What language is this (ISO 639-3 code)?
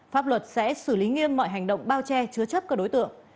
vie